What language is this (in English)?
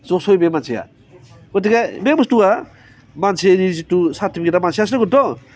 Bodo